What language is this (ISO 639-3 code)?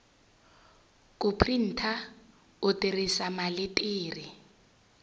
tso